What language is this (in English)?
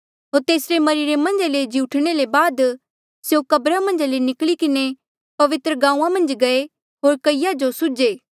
Mandeali